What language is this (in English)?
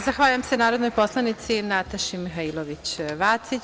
Serbian